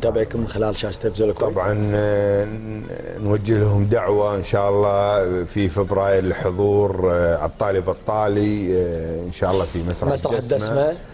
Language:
Arabic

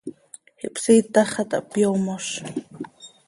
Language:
Seri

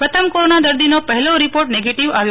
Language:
Gujarati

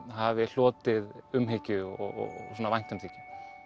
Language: Icelandic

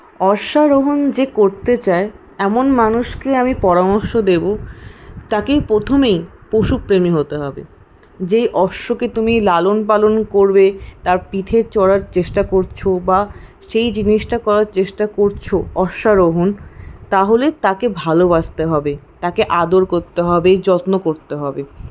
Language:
Bangla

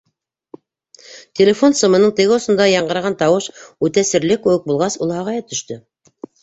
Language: Bashkir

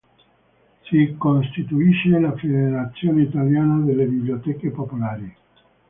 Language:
Italian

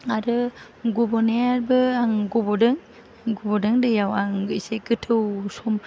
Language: Bodo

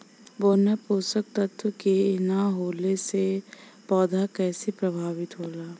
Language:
Bhojpuri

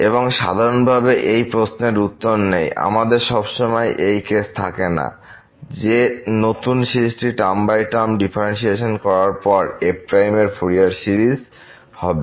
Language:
Bangla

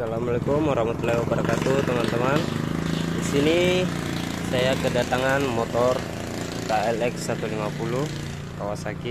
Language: Indonesian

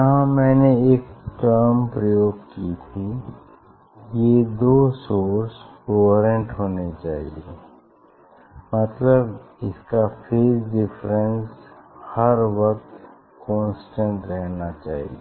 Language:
Hindi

